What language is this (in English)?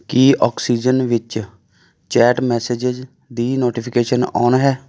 Punjabi